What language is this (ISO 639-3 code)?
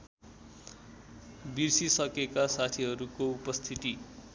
nep